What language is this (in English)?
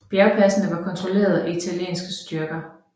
Danish